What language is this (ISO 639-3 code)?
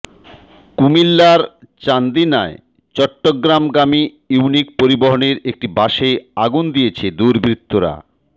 ben